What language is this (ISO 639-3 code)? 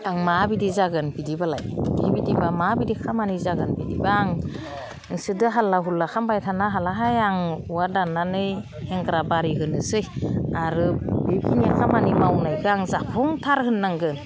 brx